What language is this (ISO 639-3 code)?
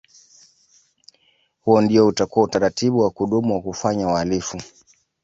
swa